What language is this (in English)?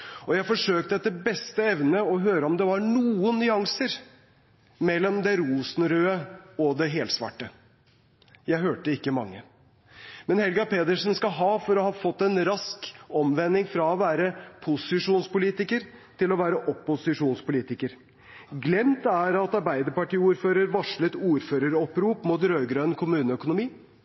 Norwegian Bokmål